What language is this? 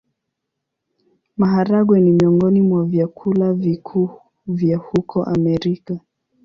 Swahili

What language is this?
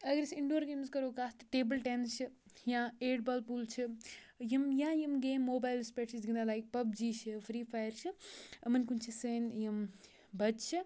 Kashmiri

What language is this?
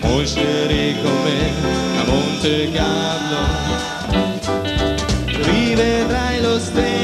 Romanian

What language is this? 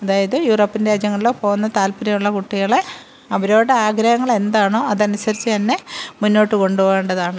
Malayalam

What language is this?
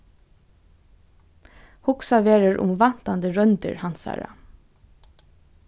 Faroese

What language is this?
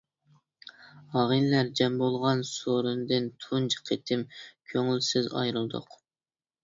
Uyghur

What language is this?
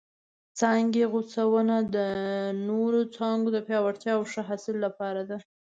Pashto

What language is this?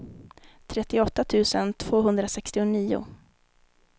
Swedish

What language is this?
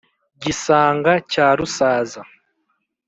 Kinyarwanda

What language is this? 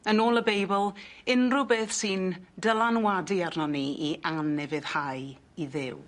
Welsh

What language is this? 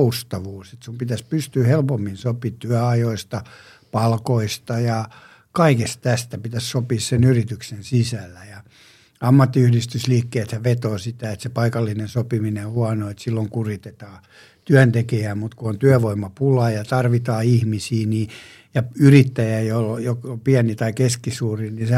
Finnish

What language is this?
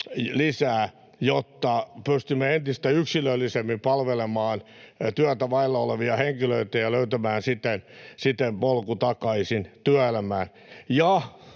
Finnish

